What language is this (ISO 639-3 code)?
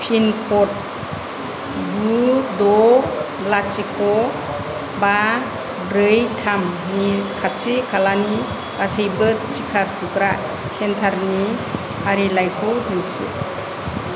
brx